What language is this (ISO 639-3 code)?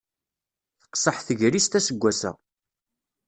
kab